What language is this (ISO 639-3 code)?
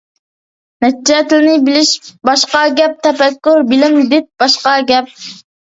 uig